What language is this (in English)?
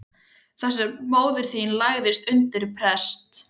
Icelandic